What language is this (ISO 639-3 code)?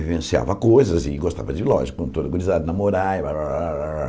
por